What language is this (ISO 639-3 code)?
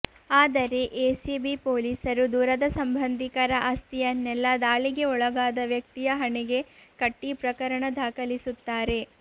kan